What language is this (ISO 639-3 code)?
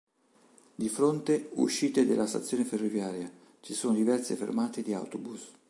ita